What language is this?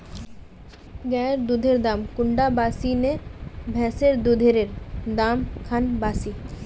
Magahi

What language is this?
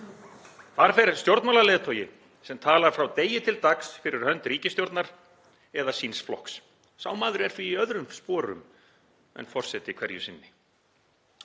Icelandic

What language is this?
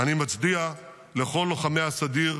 Hebrew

